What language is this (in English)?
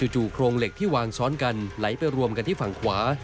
Thai